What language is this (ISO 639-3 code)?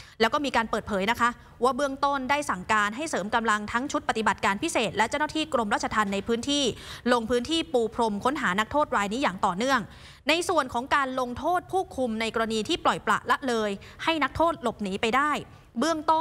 tha